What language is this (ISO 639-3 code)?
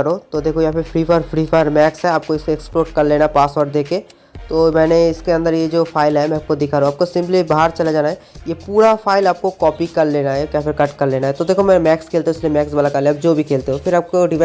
hin